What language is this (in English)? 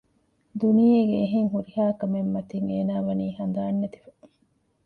Divehi